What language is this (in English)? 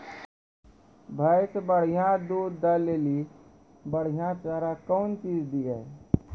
Maithili